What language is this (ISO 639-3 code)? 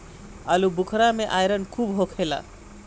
bho